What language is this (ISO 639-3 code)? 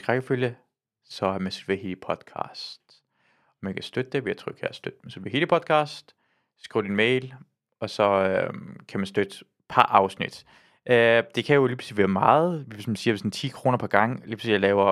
dan